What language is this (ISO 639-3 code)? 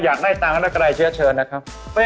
tha